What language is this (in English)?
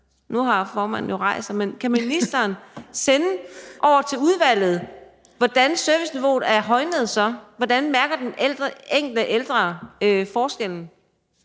Danish